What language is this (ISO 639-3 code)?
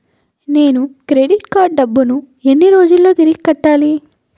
tel